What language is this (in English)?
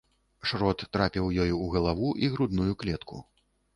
Belarusian